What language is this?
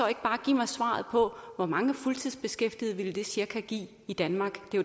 Danish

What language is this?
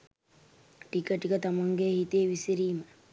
Sinhala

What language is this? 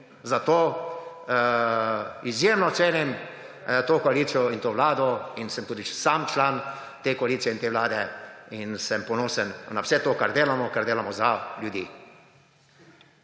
Slovenian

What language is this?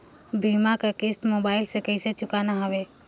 Chhattisgarhi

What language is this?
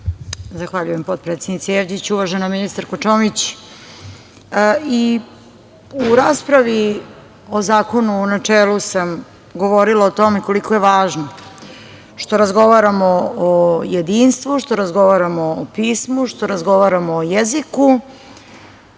Serbian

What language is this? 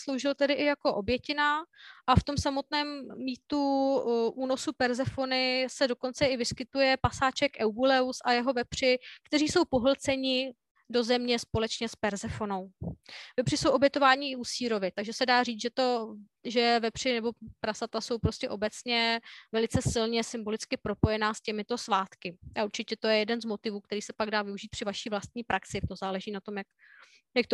Czech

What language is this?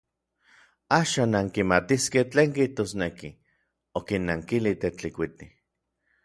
Orizaba Nahuatl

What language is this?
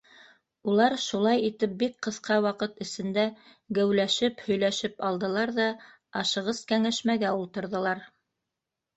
Bashkir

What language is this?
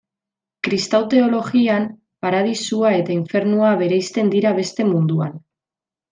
Basque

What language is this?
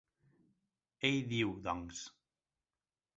Catalan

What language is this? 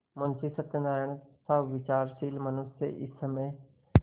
Hindi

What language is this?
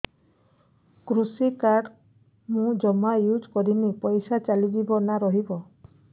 Odia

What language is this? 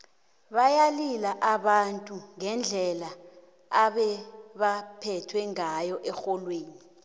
South Ndebele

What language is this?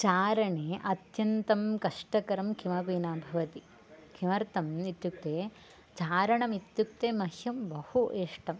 Sanskrit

